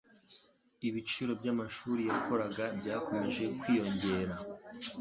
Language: Kinyarwanda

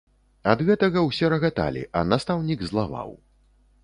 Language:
Belarusian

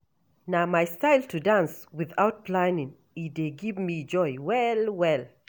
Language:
Nigerian Pidgin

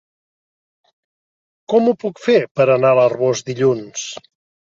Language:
Catalan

